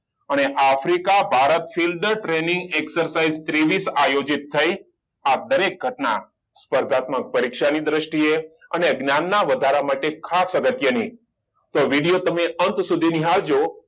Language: Gujarati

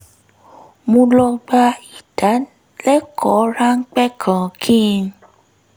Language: Yoruba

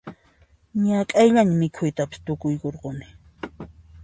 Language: Puno Quechua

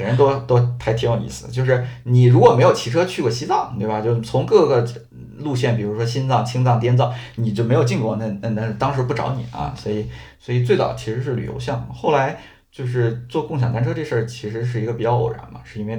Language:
Chinese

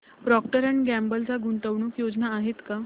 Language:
Marathi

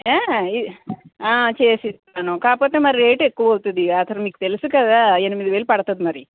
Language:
Telugu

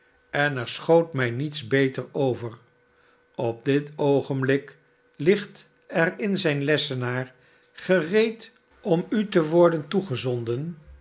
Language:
Dutch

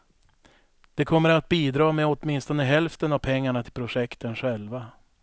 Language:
Swedish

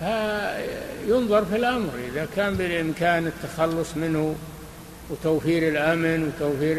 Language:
Arabic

